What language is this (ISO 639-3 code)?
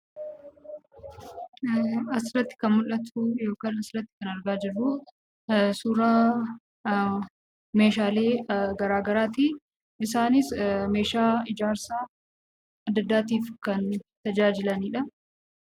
orm